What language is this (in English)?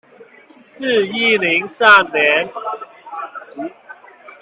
Chinese